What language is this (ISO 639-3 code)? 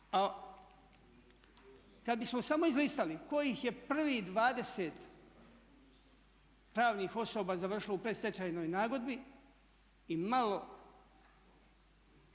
hrv